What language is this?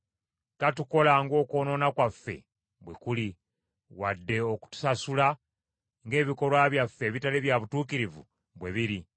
Ganda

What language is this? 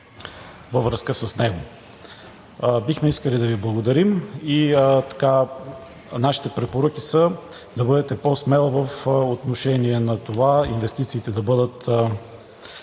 Bulgarian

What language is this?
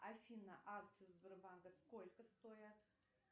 Russian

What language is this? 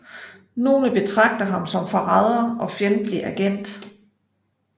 Danish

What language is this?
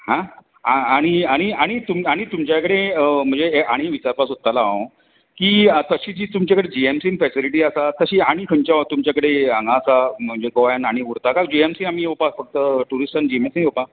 Konkani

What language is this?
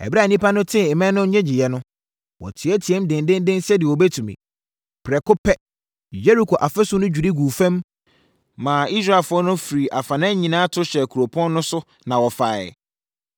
Akan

